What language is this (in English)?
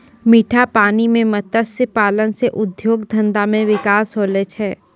Maithili